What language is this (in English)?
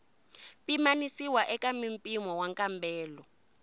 Tsonga